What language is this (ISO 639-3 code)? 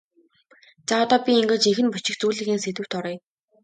mon